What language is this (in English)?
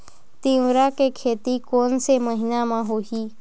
Chhattisgarhi